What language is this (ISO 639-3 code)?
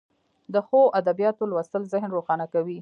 pus